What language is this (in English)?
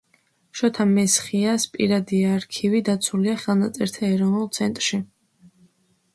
Georgian